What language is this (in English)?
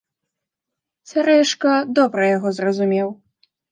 Belarusian